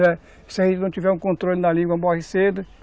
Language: Portuguese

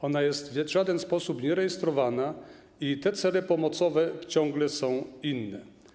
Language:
Polish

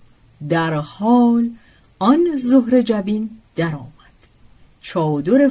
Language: Persian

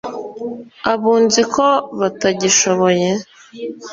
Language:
Kinyarwanda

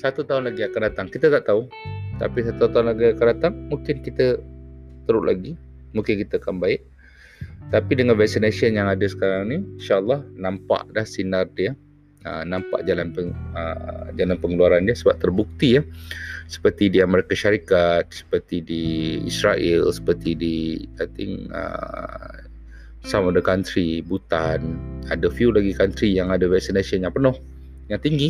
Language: Malay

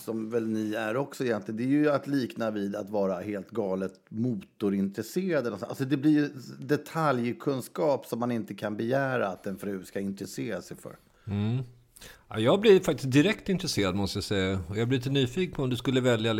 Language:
Swedish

